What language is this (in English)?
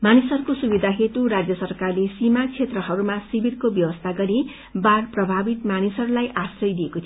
Nepali